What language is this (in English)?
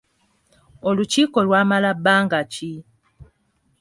Ganda